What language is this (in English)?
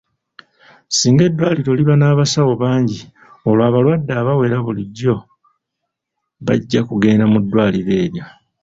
Ganda